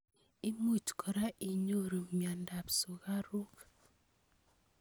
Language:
Kalenjin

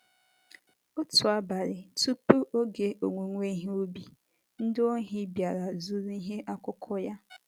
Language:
Igbo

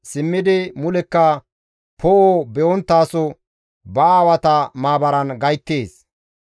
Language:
Gamo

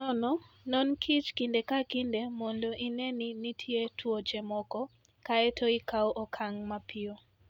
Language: Luo (Kenya and Tanzania)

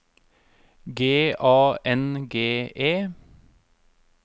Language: Norwegian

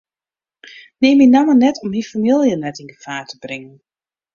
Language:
Western Frisian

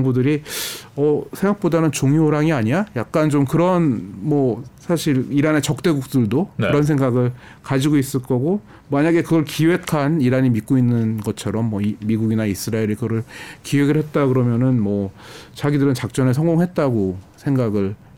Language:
Korean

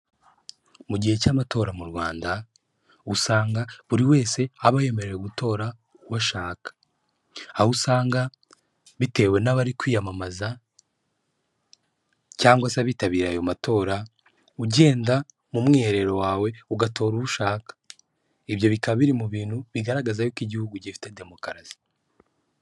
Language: Kinyarwanda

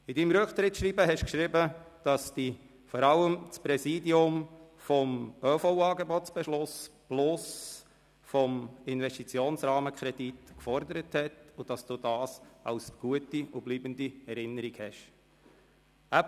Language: Swiss German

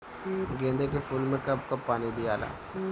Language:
Bhojpuri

